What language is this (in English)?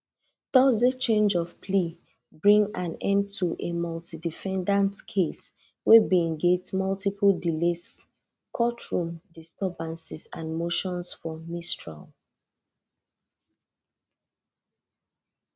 Nigerian Pidgin